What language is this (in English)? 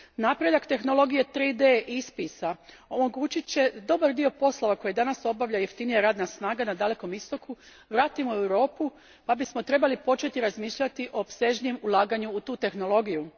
Croatian